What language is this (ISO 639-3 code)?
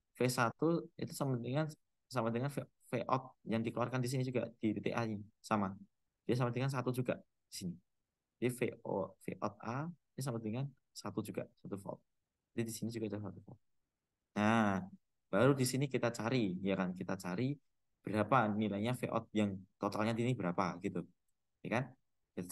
ind